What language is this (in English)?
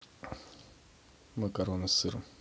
Russian